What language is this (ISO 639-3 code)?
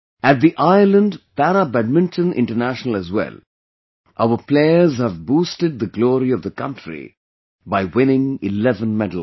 eng